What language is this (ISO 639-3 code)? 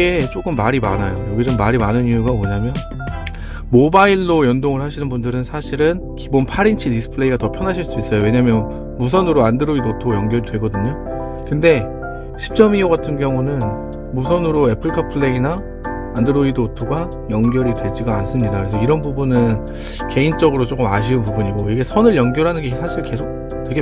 kor